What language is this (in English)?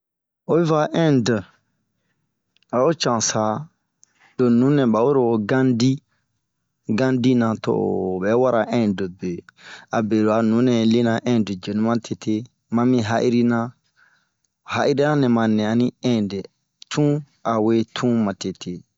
Bomu